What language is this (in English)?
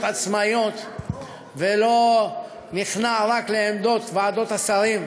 Hebrew